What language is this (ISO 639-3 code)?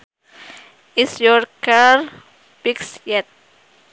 sun